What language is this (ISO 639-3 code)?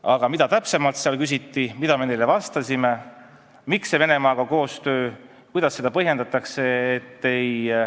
est